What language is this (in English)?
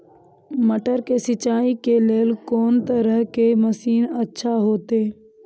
Maithili